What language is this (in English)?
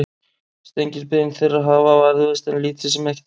Icelandic